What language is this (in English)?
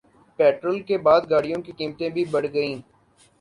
Urdu